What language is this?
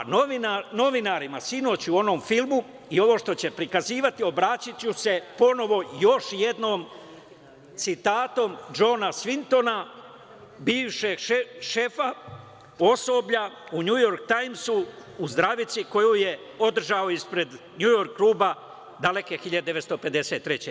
Serbian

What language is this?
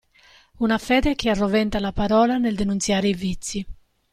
Italian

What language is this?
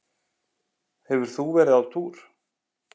Icelandic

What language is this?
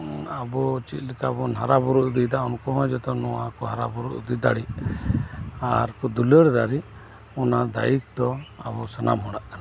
Santali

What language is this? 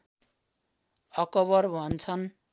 Nepali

